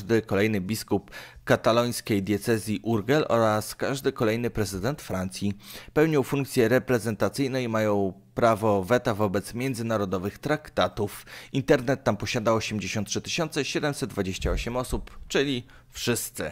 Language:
Polish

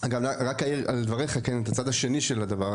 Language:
Hebrew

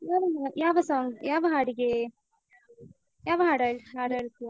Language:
Kannada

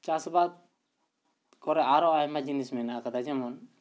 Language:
Santali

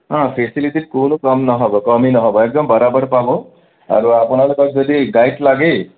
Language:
Assamese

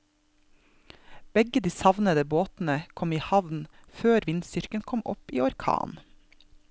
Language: Norwegian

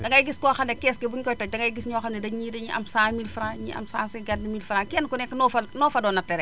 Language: Wolof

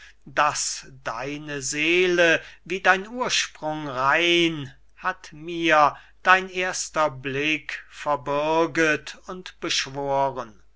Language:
German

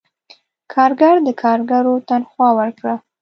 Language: Pashto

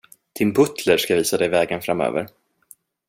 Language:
Swedish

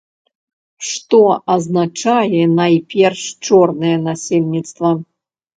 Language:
Belarusian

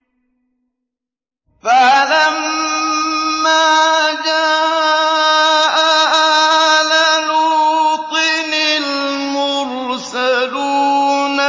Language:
Arabic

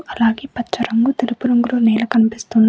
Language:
Telugu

